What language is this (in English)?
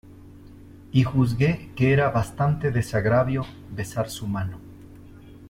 Spanish